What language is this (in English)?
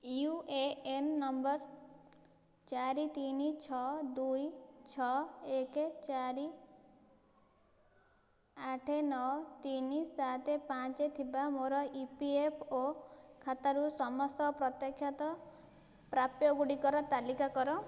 Odia